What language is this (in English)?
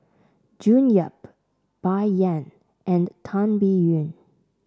English